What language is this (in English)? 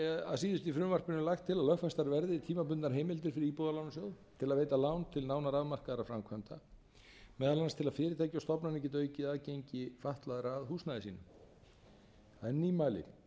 Icelandic